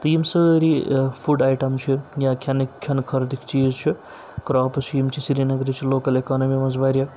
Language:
Kashmiri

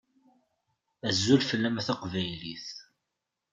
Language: Kabyle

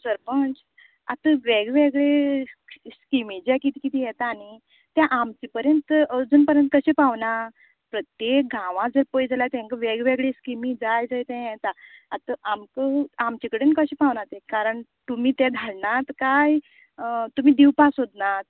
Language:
Konkani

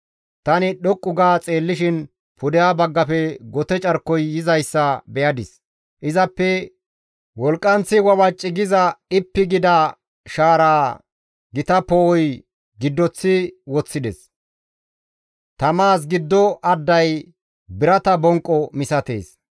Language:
Gamo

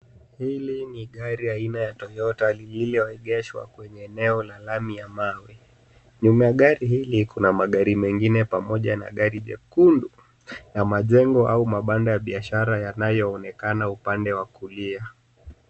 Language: Swahili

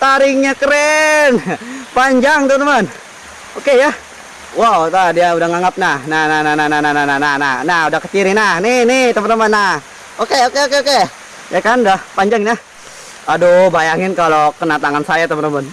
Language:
Indonesian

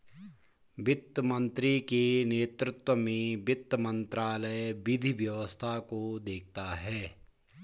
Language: Hindi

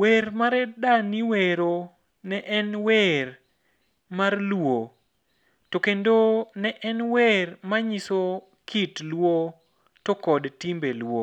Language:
Luo (Kenya and Tanzania)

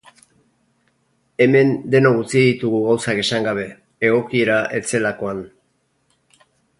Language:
Basque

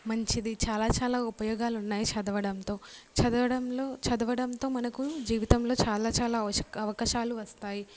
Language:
Telugu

